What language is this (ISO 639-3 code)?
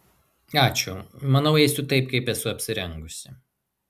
lit